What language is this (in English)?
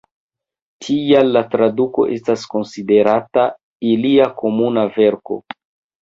Esperanto